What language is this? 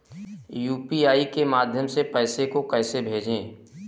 Hindi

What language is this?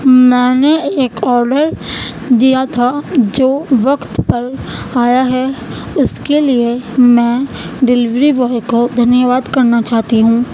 Urdu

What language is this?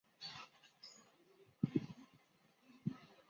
Chinese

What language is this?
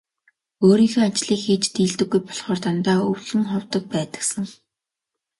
Mongolian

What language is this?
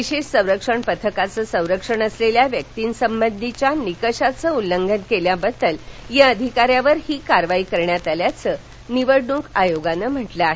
Marathi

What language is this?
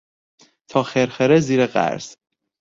Persian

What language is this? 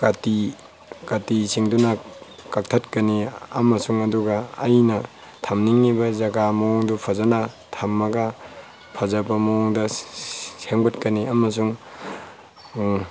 Manipuri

